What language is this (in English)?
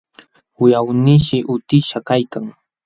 Jauja Wanca Quechua